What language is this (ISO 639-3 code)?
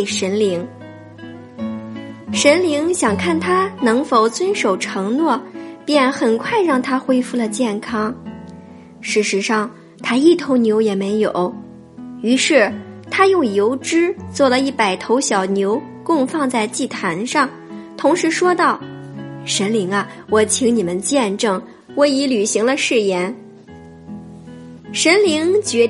zho